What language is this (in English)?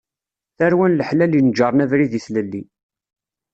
Kabyle